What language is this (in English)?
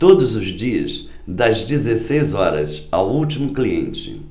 Portuguese